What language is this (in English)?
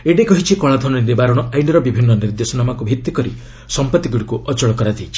Odia